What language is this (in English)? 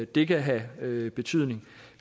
Danish